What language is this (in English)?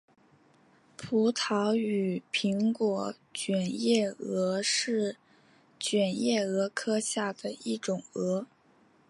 Chinese